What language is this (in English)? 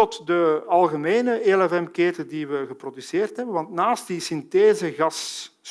Dutch